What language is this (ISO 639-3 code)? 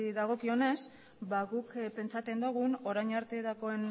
eus